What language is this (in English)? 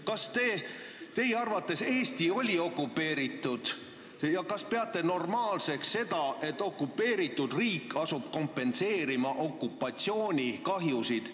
Estonian